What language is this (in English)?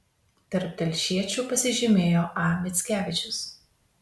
Lithuanian